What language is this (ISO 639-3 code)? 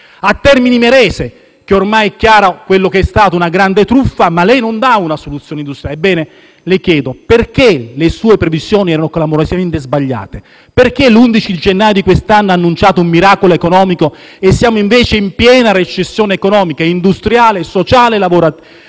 ita